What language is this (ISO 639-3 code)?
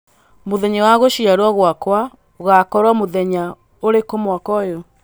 kik